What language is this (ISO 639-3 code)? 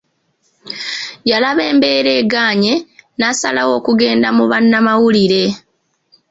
lug